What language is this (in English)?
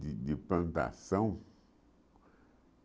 Portuguese